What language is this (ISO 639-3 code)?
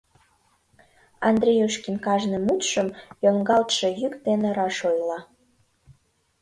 chm